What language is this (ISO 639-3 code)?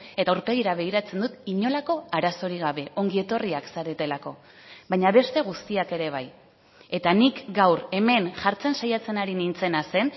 eus